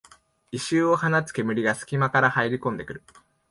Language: Japanese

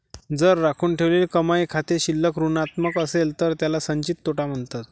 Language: Marathi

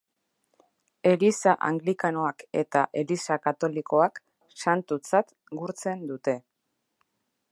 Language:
Basque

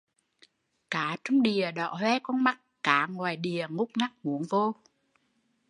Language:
Vietnamese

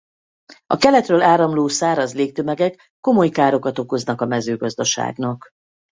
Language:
Hungarian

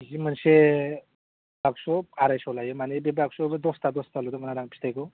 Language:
Bodo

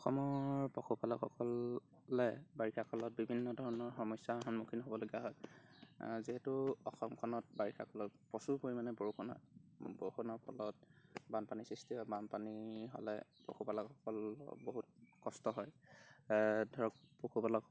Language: Assamese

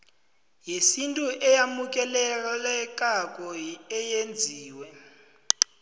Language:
South Ndebele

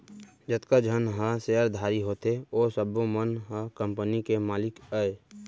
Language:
Chhattisgarhi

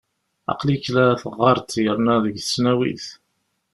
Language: Kabyle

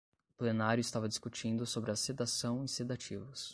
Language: Portuguese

